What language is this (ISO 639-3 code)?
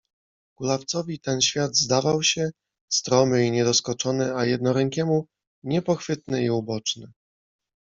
pol